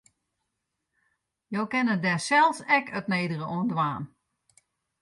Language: Western Frisian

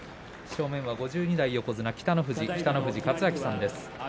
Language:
Japanese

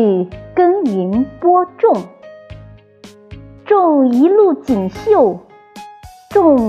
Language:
Chinese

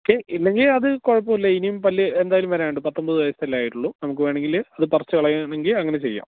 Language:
Malayalam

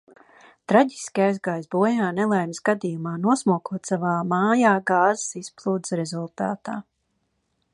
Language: Latvian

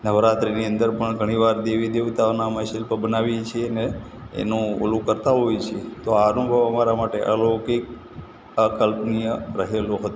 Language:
Gujarati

